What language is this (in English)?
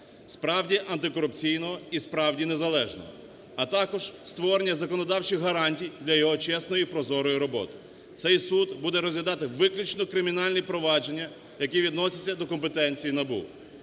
Ukrainian